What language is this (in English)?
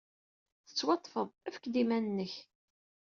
Kabyle